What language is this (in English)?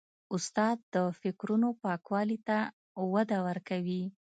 Pashto